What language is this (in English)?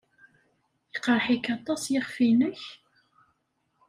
Kabyle